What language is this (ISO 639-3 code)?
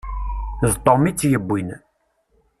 kab